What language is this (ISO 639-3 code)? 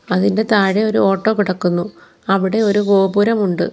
mal